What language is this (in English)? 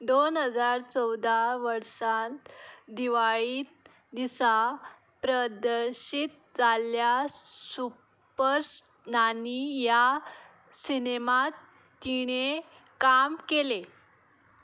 Konkani